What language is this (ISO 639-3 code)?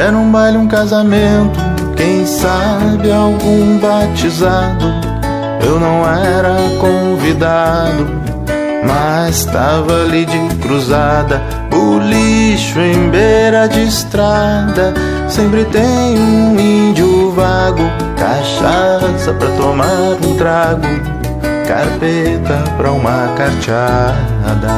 por